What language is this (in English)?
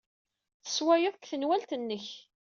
Kabyle